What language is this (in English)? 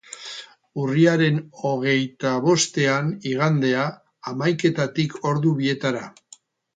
Basque